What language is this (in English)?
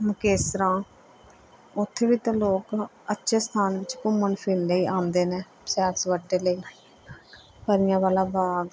Punjabi